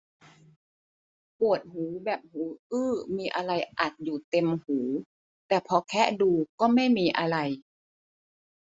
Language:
Thai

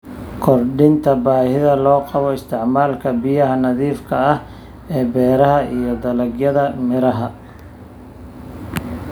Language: Somali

